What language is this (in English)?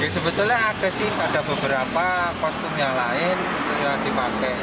Indonesian